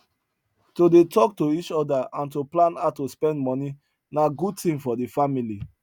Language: Nigerian Pidgin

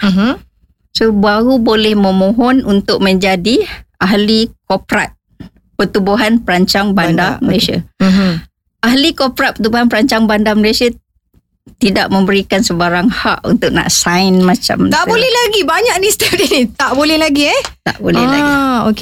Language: Malay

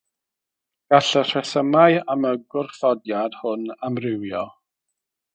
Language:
Welsh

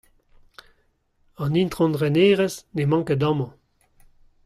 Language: Breton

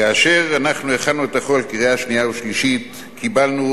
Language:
Hebrew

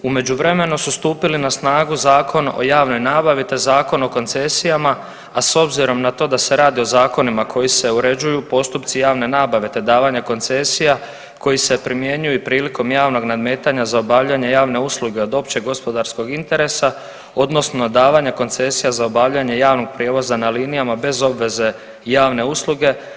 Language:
Croatian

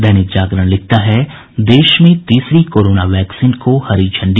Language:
Hindi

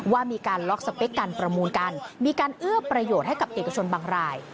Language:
Thai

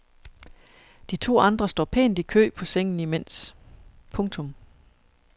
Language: Danish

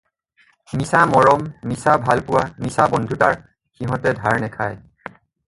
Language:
Assamese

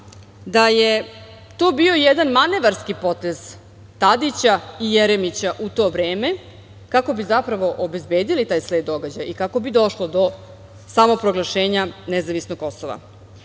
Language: Serbian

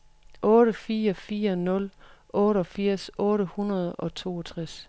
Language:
Danish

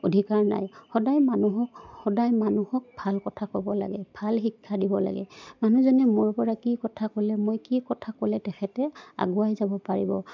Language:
Assamese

